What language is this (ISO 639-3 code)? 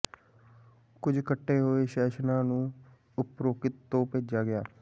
pan